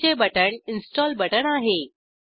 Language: Marathi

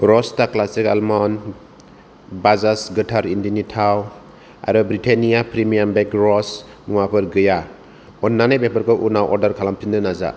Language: Bodo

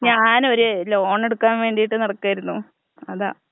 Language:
Malayalam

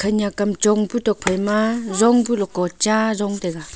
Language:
Wancho Naga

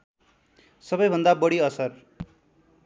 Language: Nepali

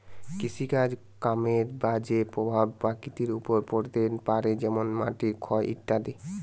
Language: Bangla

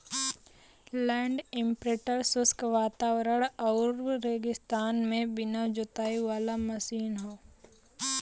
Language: Bhojpuri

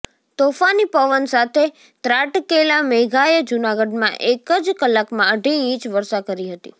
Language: Gujarati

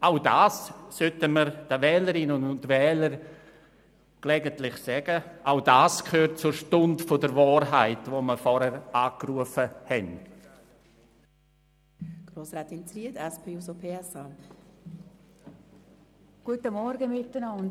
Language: Swiss German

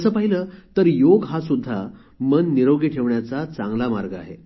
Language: Marathi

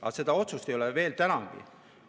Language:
Estonian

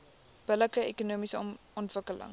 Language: Afrikaans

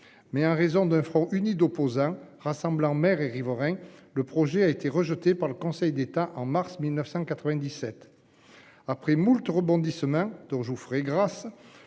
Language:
French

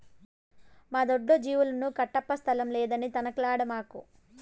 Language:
Telugu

